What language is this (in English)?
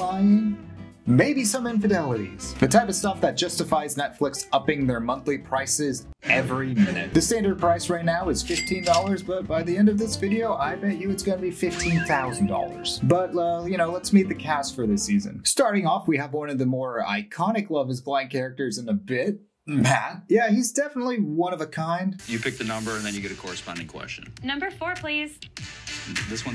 English